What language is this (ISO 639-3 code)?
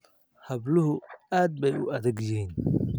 som